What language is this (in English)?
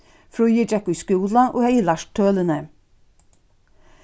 Faroese